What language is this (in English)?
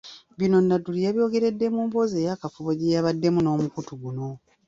Ganda